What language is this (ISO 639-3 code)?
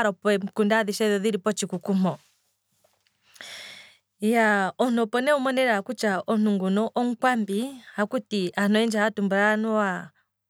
kwm